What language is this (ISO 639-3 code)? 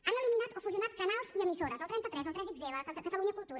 cat